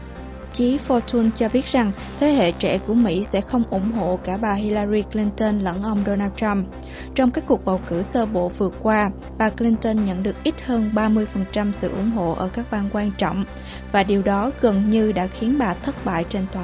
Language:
Vietnamese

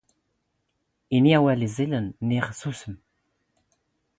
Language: Standard Moroccan Tamazight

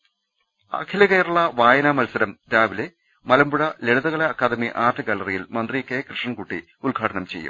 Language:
Malayalam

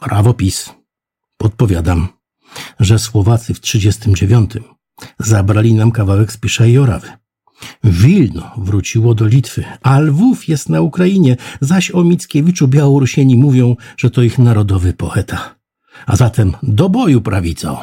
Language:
Polish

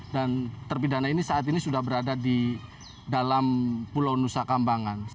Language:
Indonesian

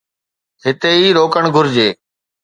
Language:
Sindhi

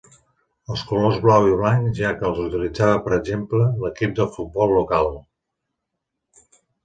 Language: Catalan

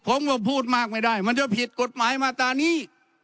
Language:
Thai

